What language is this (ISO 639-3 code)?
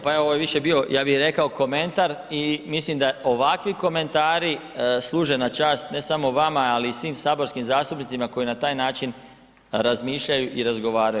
hrv